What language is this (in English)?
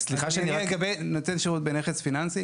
Hebrew